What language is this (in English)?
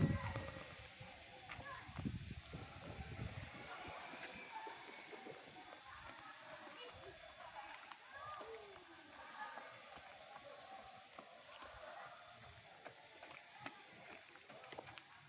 Indonesian